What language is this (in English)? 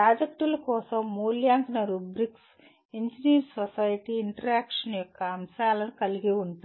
Telugu